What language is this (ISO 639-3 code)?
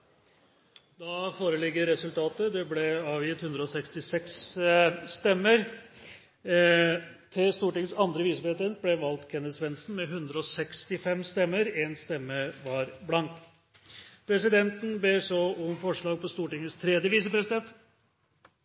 nob